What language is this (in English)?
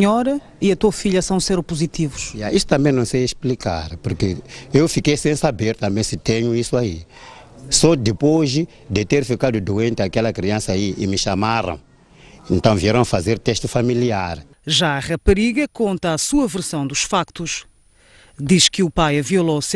Portuguese